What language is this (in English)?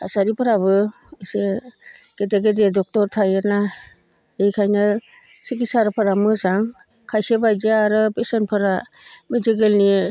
Bodo